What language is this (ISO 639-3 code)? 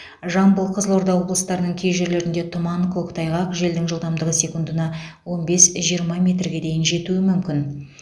kaz